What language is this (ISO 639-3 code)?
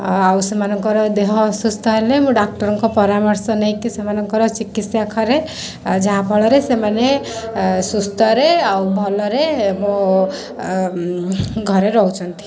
ori